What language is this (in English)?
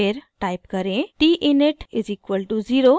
Hindi